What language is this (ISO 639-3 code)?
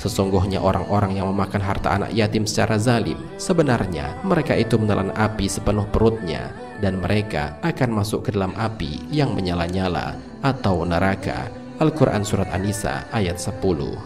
ind